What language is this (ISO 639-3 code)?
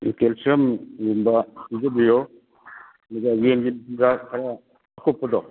mni